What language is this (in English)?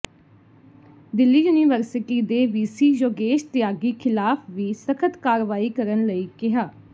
Punjabi